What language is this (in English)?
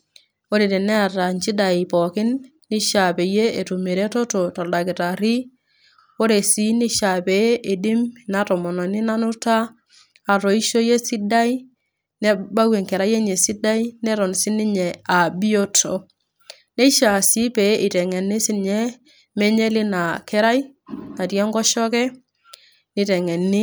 Masai